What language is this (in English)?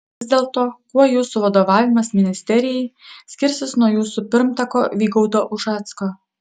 Lithuanian